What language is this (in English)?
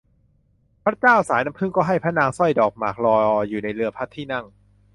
Thai